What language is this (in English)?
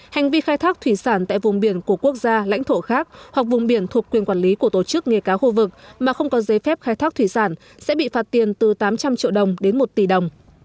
Vietnamese